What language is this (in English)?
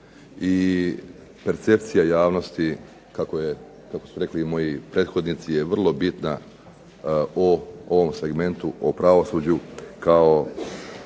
Croatian